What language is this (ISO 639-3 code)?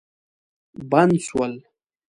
pus